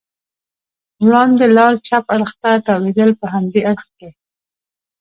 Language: Pashto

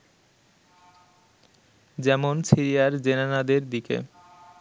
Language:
Bangla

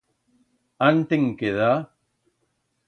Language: Aragonese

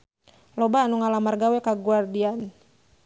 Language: Sundanese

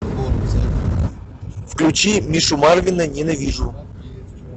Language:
Russian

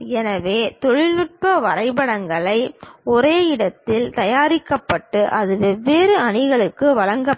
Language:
Tamil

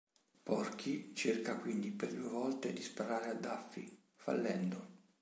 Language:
Italian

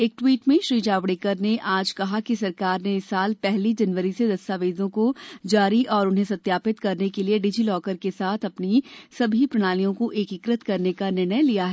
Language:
Hindi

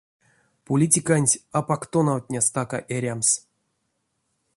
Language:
Erzya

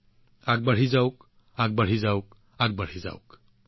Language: Assamese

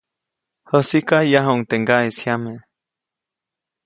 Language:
Copainalá Zoque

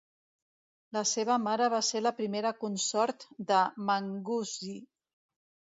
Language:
Catalan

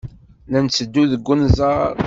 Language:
Kabyle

